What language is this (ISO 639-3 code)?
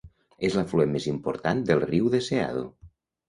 cat